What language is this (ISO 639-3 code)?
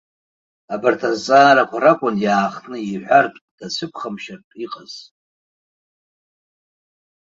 abk